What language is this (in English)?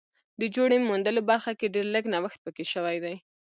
Pashto